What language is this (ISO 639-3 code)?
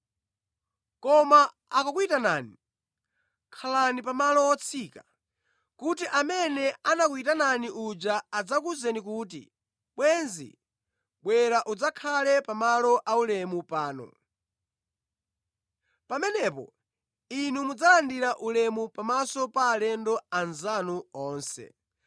nya